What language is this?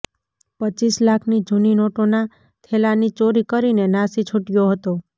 Gujarati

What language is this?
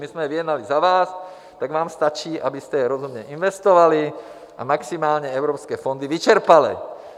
Czech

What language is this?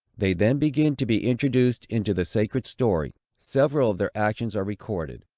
English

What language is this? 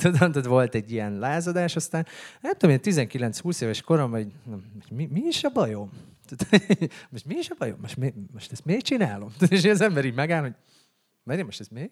Hungarian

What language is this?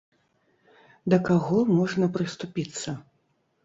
Belarusian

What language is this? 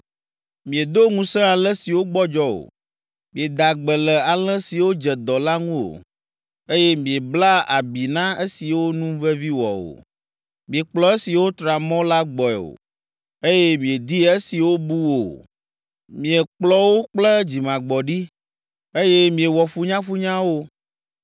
Ewe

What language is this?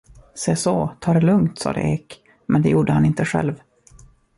Swedish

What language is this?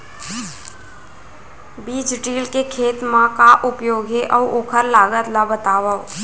Chhattisgarhi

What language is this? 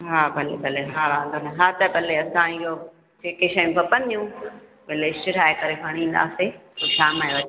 Sindhi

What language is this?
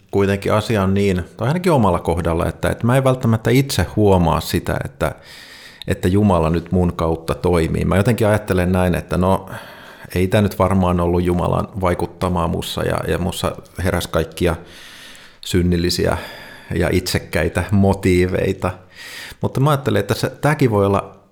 Finnish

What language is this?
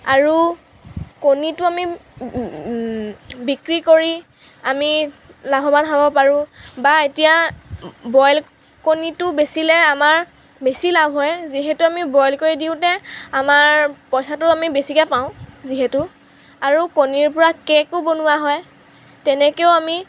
Assamese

